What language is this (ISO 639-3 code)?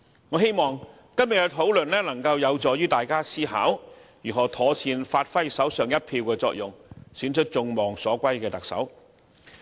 yue